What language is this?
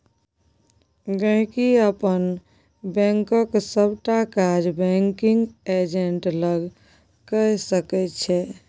Maithili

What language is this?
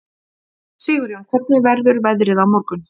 Icelandic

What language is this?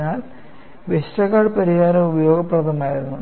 Malayalam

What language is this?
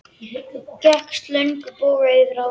Icelandic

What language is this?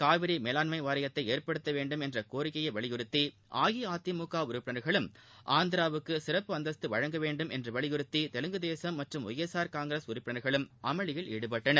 Tamil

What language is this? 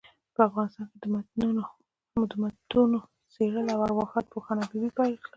Pashto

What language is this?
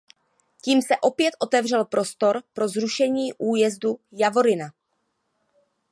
Czech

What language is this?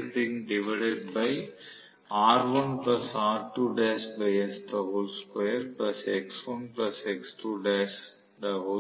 Tamil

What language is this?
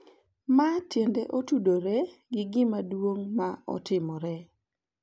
Luo (Kenya and Tanzania)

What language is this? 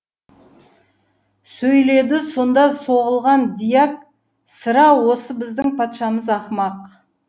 Kazakh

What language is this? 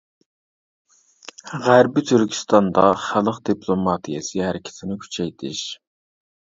Uyghur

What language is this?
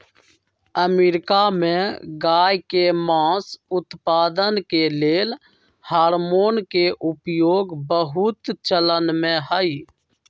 Magahi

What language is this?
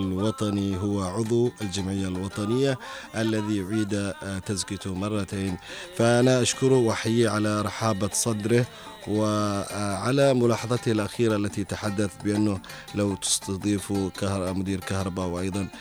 Arabic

